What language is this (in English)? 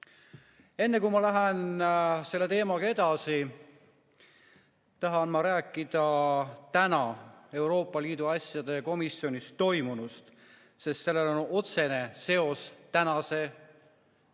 Estonian